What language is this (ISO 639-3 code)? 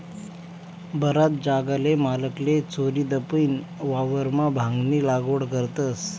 mar